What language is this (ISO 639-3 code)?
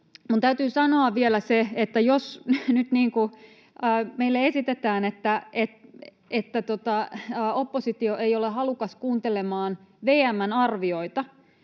fin